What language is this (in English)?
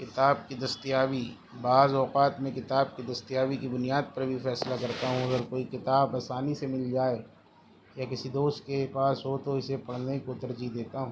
Urdu